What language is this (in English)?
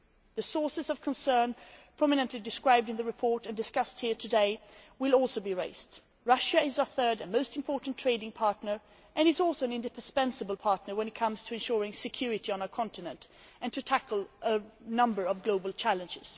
English